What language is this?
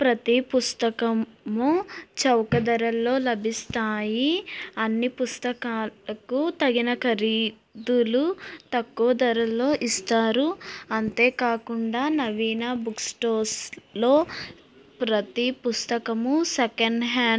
Telugu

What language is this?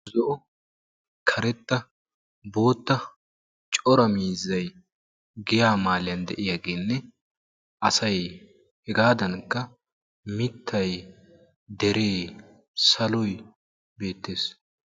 Wolaytta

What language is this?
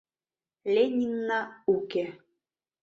Mari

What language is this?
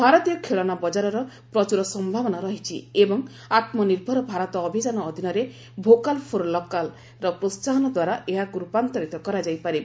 Odia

